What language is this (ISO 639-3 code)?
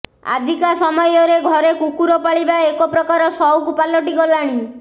ori